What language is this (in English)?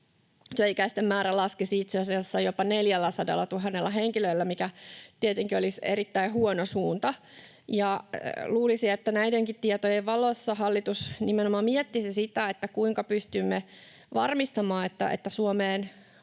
Finnish